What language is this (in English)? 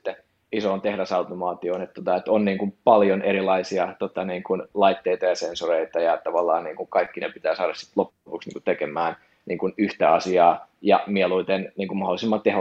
Finnish